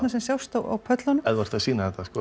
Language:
Icelandic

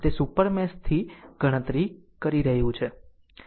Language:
Gujarati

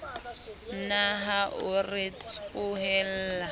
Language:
Southern Sotho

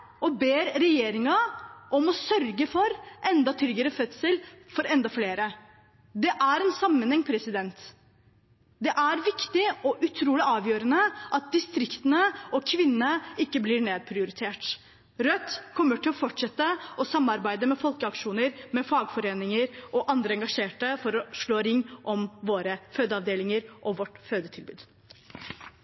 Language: Norwegian Bokmål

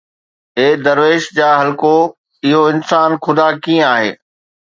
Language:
Sindhi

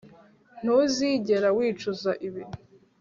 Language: Kinyarwanda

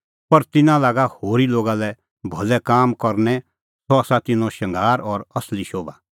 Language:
Kullu Pahari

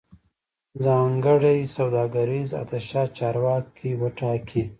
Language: Pashto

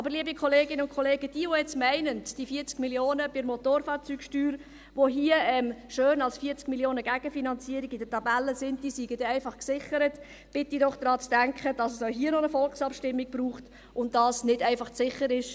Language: Swiss German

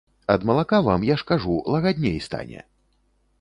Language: Belarusian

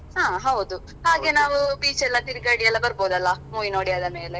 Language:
Kannada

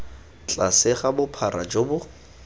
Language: Tswana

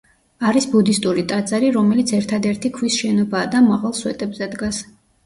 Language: Georgian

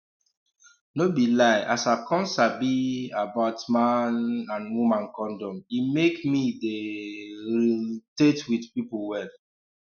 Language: Nigerian Pidgin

